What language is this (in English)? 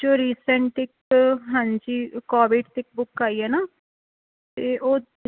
Punjabi